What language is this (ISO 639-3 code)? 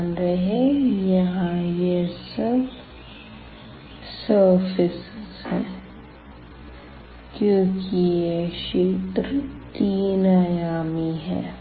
hin